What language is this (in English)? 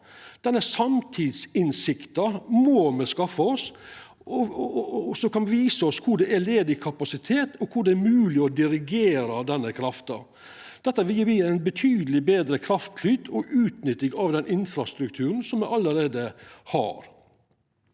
Norwegian